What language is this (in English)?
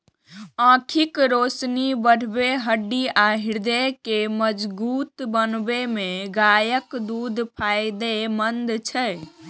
Maithili